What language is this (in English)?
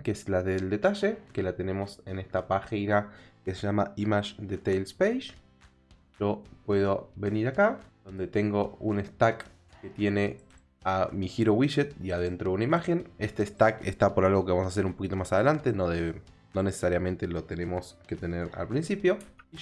Spanish